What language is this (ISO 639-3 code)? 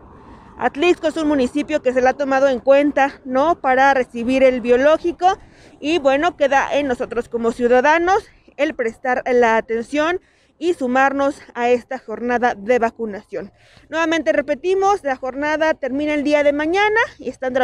spa